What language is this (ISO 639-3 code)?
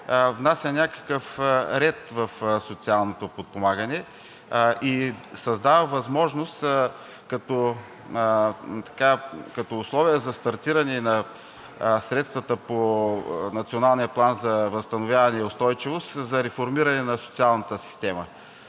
bul